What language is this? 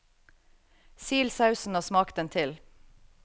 Norwegian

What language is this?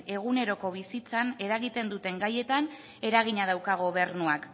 Basque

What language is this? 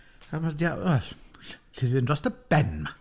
Welsh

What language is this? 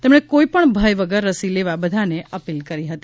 Gujarati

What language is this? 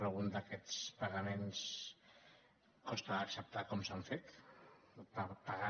Catalan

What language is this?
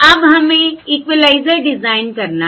Hindi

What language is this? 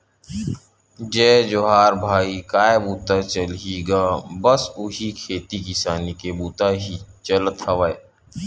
Chhattisgarhi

